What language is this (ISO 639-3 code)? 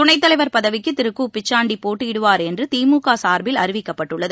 tam